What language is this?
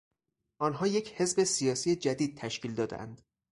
Persian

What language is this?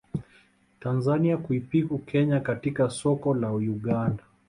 Swahili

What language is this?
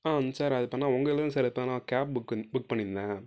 Tamil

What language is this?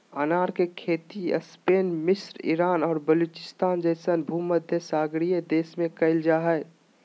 Magahi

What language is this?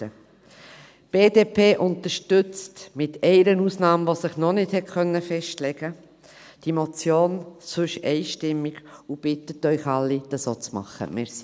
Swiss German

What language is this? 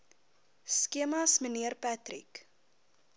Afrikaans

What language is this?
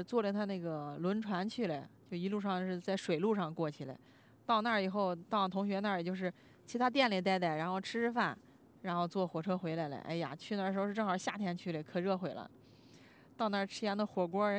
Chinese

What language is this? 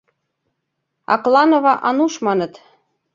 Mari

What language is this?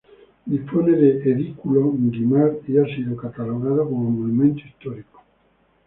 Spanish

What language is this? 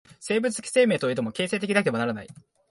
Japanese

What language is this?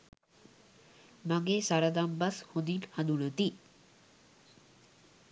Sinhala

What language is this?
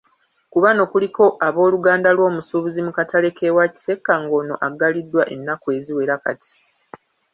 Ganda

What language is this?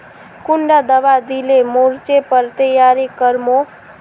Magahi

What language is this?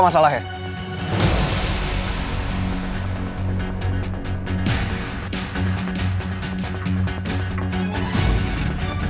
Indonesian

